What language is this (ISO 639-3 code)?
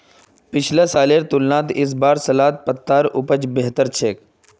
mag